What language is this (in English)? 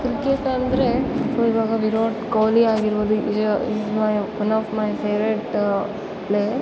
Kannada